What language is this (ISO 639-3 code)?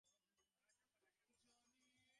ben